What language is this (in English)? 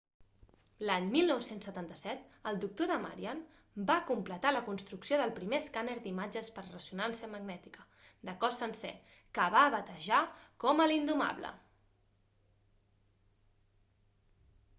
Catalan